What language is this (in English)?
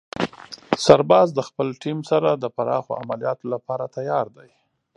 Pashto